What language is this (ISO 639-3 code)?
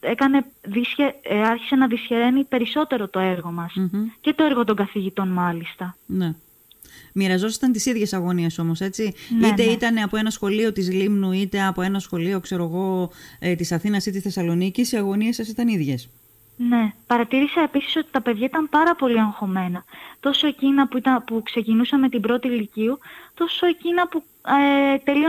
ell